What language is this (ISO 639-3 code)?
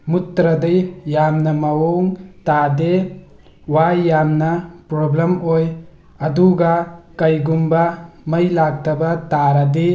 mni